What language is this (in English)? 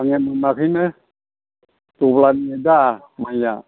Bodo